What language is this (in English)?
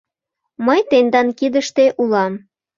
Mari